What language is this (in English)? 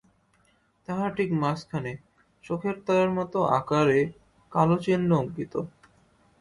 Bangla